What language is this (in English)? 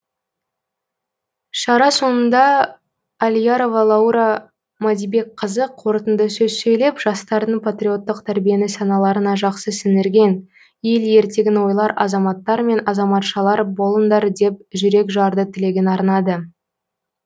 Kazakh